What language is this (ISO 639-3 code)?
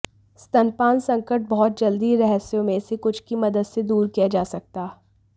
hin